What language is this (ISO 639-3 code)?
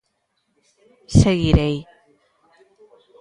glg